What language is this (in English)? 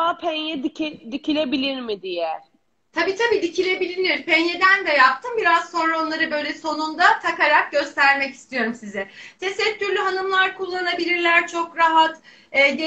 Turkish